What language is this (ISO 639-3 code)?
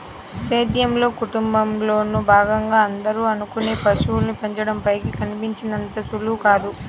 tel